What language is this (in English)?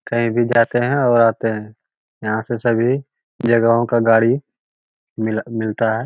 Magahi